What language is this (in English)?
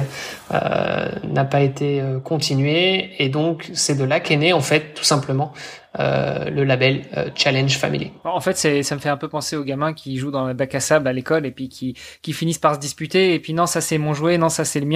French